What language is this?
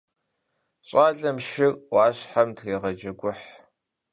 Kabardian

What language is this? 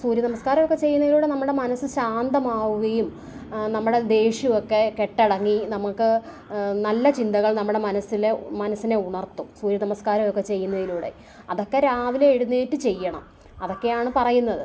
Malayalam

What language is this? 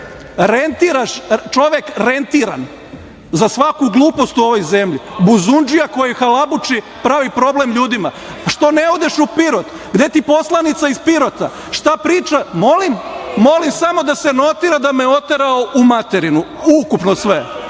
Serbian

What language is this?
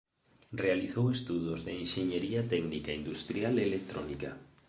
Galician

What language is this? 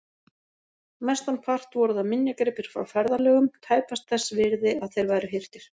Icelandic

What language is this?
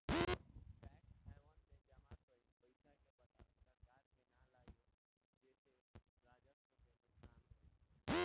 Bhojpuri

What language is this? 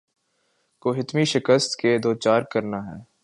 Urdu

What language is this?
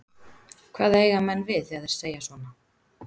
Icelandic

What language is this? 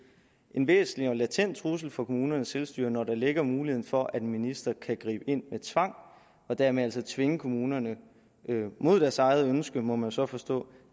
Danish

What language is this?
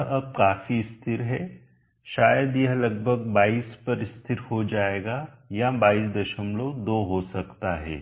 Hindi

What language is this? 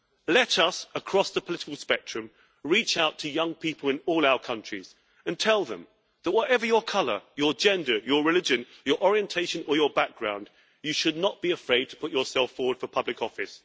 English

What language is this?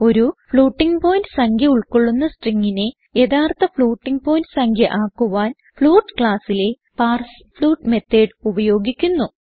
Malayalam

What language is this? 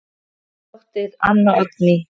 Icelandic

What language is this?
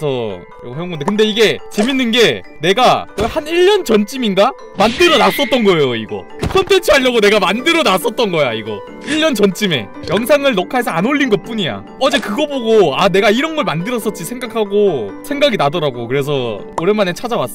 Korean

